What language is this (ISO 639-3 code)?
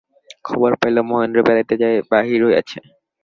ben